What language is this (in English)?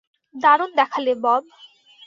Bangla